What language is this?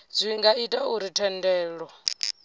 Venda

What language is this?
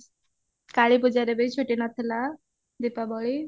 Odia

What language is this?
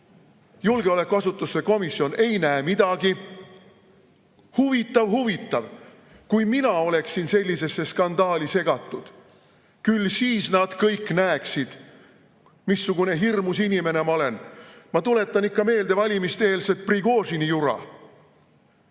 Estonian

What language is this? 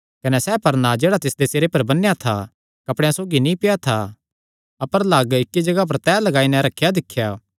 Kangri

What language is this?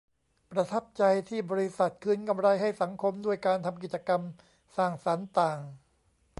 Thai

